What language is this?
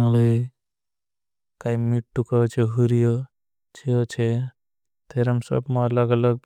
Bhili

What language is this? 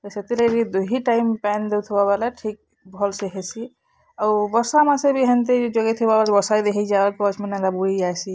Odia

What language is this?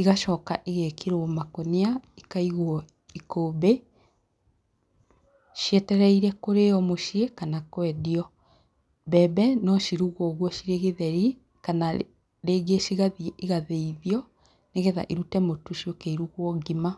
Kikuyu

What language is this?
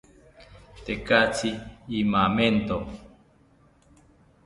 South Ucayali Ashéninka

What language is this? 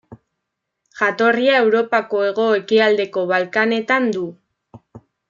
Basque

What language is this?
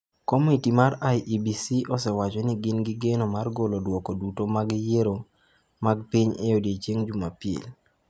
Luo (Kenya and Tanzania)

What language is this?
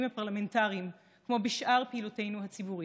Hebrew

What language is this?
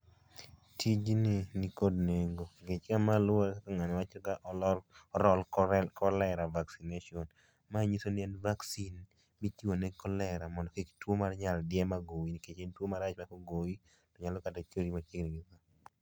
Luo (Kenya and Tanzania)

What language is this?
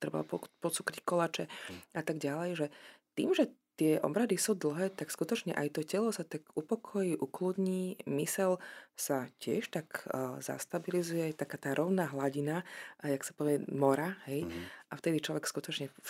Slovak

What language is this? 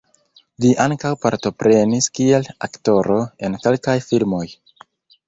Esperanto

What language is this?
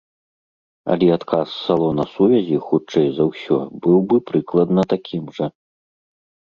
Belarusian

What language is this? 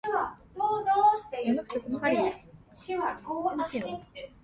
Japanese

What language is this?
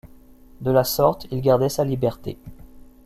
French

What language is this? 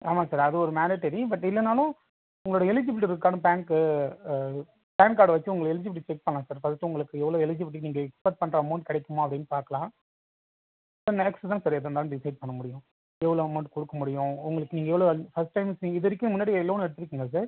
Tamil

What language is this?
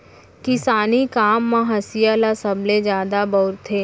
Chhattisgarhi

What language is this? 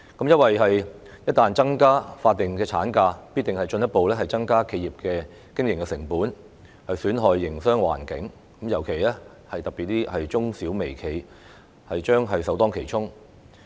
Cantonese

